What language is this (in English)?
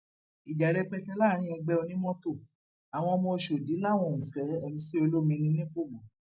Yoruba